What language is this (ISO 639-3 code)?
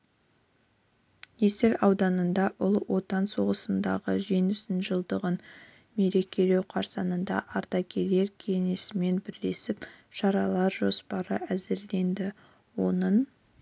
kaz